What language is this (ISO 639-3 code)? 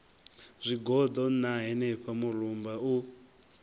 ven